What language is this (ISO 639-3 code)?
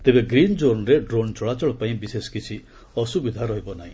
ori